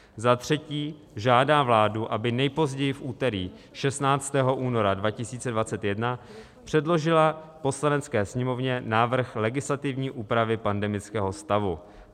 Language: Czech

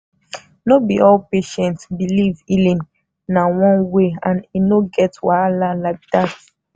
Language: Nigerian Pidgin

